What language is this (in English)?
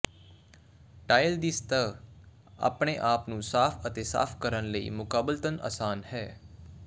Punjabi